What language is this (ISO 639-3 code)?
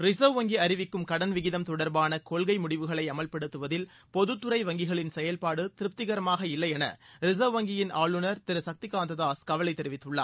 tam